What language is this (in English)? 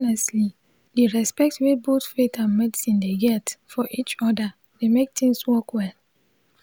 Nigerian Pidgin